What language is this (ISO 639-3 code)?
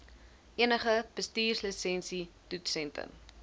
afr